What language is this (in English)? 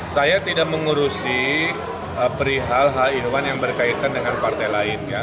Indonesian